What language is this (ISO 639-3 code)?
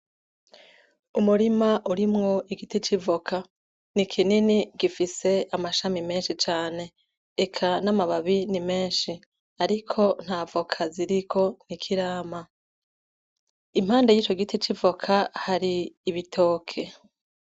run